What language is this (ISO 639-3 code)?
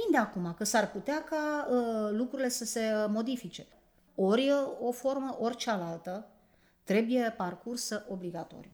ron